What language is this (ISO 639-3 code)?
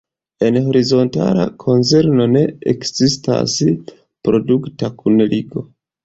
epo